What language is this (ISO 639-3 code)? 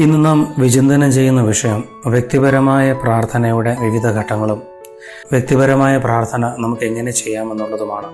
mal